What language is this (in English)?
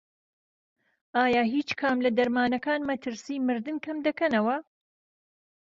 Central Kurdish